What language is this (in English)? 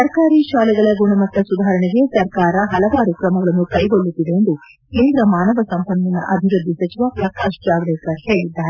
Kannada